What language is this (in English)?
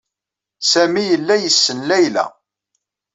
Kabyle